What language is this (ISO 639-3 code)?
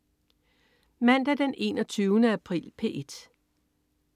dan